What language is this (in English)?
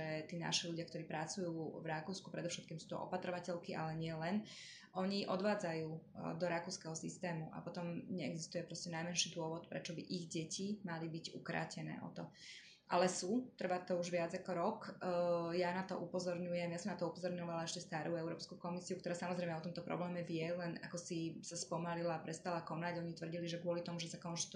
Slovak